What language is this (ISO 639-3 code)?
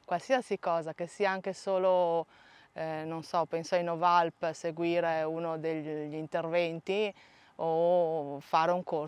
ita